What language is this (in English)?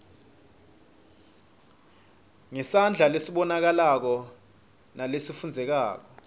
Swati